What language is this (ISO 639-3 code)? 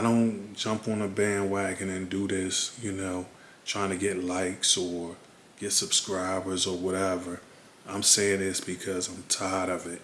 eng